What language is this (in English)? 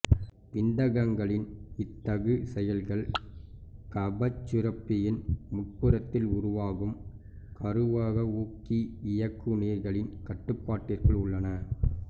Tamil